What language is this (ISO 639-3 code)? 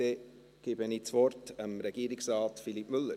gsw